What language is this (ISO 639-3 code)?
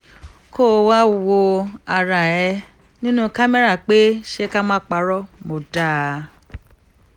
yor